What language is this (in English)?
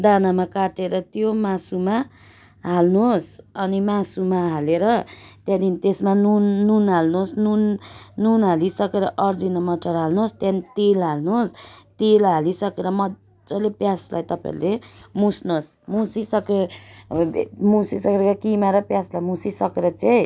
Nepali